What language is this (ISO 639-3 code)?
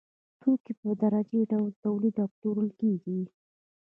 pus